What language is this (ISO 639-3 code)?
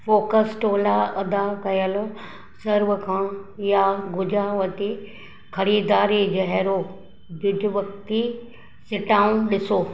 snd